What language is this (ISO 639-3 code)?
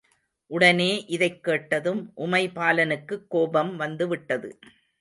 tam